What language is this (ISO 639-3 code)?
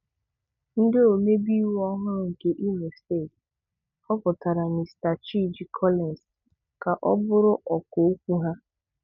ibo